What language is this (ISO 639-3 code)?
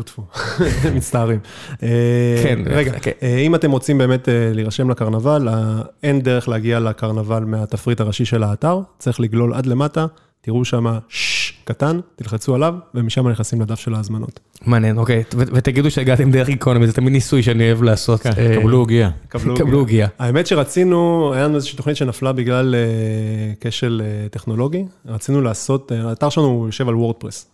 heb